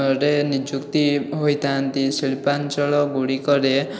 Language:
Odia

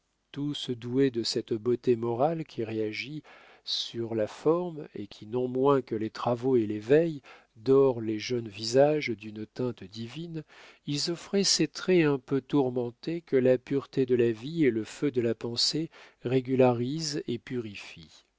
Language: French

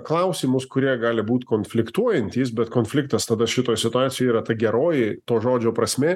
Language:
Lithuanian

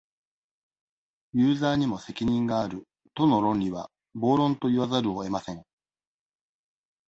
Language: Japanese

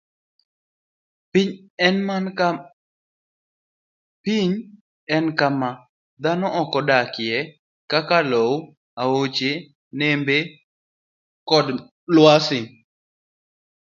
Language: Luo (Kenya and Tanzania)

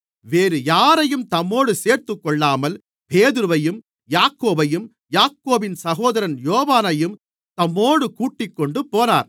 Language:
Tamil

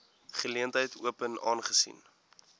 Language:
Afrikaans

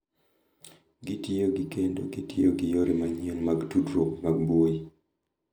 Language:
Luo (Kenya and Tanzania)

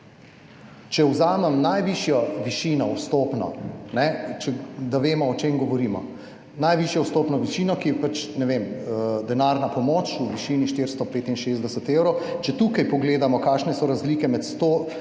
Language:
Slovenian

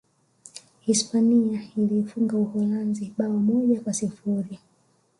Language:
Swahili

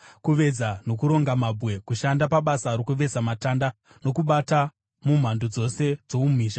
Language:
Shona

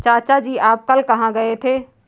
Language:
Hindi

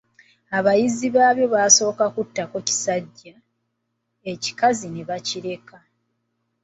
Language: Ganda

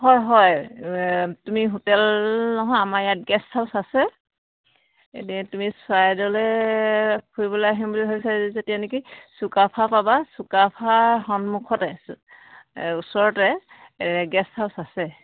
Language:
Assamese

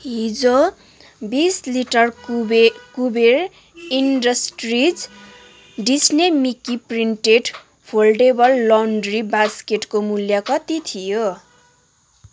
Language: Nepali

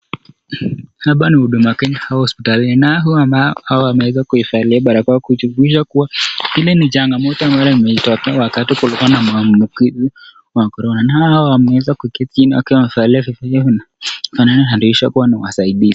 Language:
Swahili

